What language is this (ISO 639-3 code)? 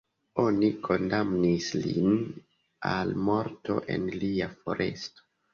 epo